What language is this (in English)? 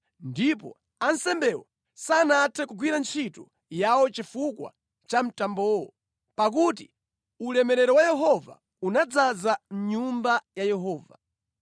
Nyanja